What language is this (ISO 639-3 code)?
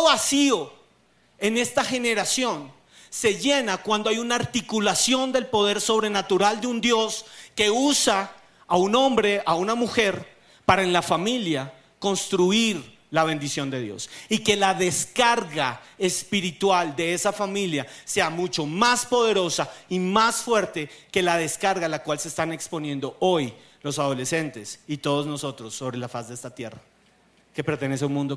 spa